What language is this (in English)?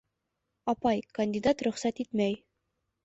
Bashkir